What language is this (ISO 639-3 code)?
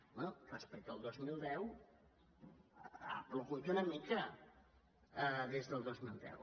cat